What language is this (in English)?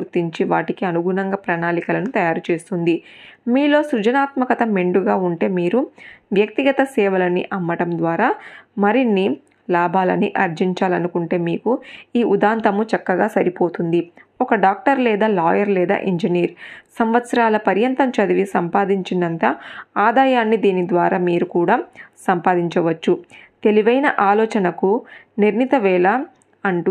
Telugu